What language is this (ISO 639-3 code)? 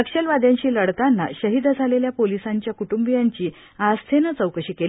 mar